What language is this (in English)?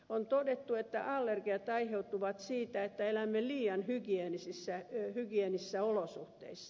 Finnish